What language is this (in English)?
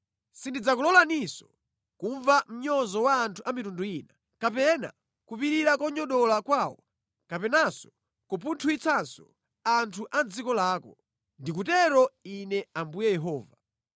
Nyanja